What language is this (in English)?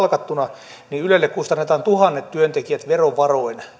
Finnish